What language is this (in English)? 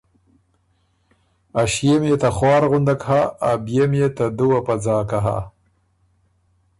Ormuri